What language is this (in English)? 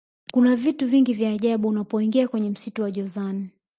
Swahili